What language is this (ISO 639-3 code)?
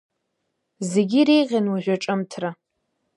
abk